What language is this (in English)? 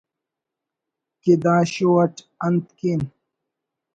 Brahui